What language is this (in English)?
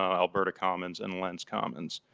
English